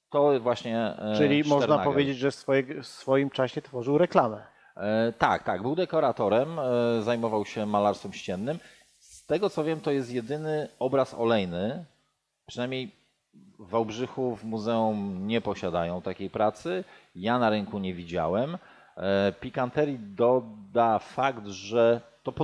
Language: Polish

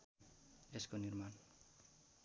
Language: Nepali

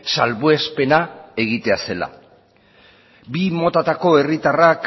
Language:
Basque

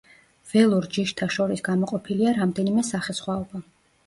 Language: Georgian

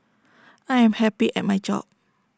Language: English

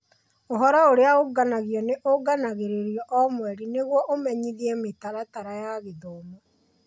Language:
Kikuyu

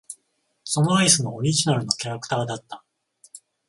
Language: Japanese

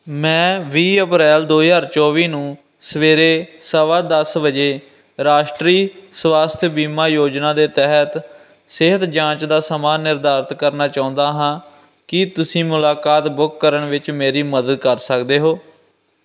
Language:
Punjabi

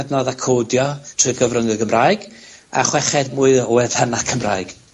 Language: Welsh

